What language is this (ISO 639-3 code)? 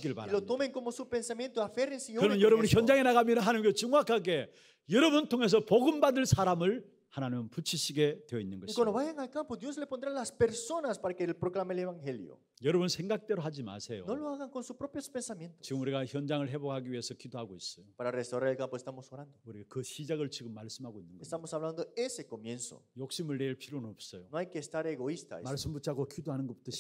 kor